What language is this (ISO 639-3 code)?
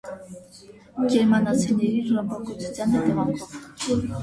hye